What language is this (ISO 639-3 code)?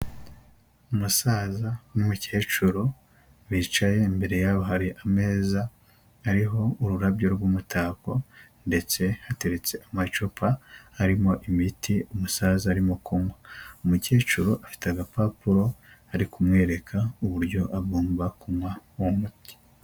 kin